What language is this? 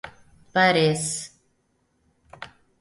Slovenian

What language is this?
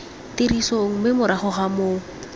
Tswana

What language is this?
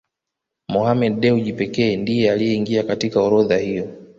Swahili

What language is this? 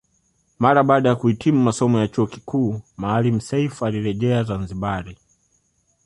Swahili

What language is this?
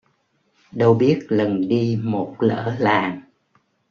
Vietnamese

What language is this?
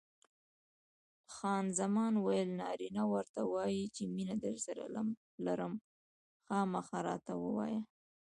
Pashto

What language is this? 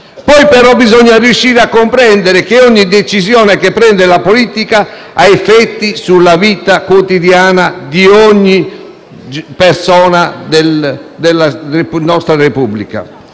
Italian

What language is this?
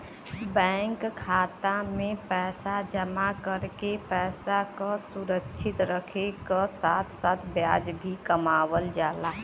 Bhojpuri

